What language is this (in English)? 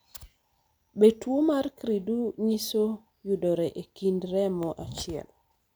Luo (Kenya and Tanzania)